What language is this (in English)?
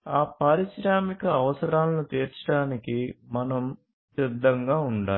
Telugu